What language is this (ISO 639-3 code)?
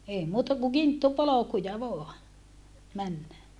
fin